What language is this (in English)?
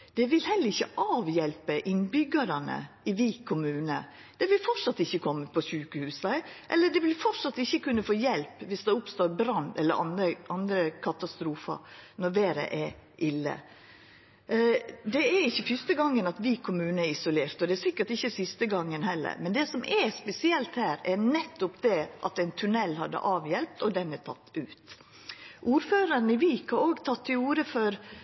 Norwegian Nynorsk